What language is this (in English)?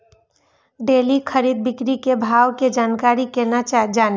Maithili